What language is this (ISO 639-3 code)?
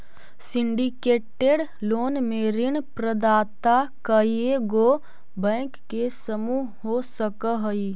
mag